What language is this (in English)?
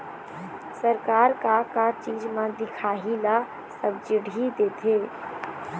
Chhattisgarhi